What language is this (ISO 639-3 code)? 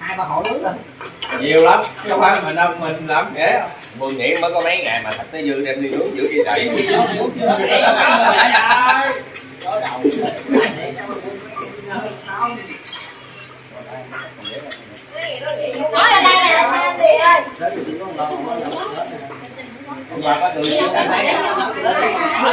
vie